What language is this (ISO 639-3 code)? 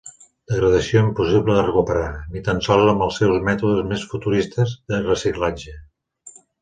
cat